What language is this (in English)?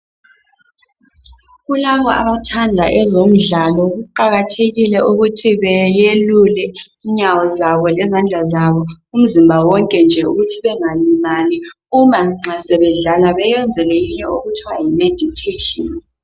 North Ndebele